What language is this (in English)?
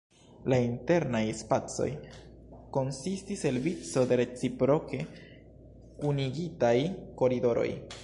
Esperanto